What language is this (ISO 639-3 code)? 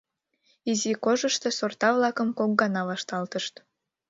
chm